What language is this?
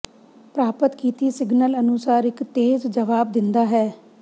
Punjabi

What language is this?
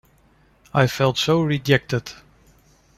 English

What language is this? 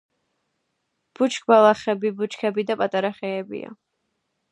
Georgian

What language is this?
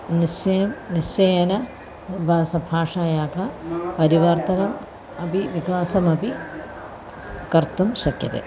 Sanskrit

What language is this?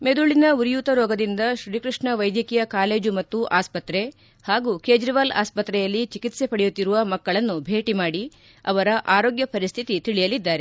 Kannada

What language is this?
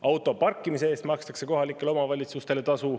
Estonian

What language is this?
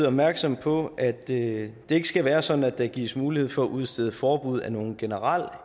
Danish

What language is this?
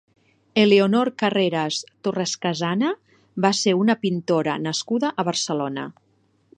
Catalan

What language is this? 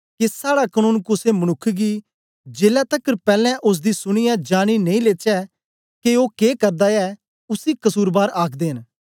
Dogri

